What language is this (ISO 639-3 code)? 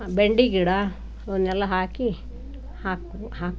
kan